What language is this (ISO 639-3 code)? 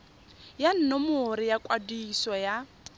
tsn